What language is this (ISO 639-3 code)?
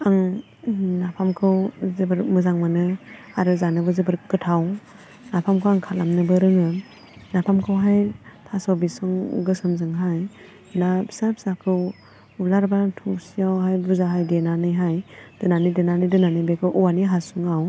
brx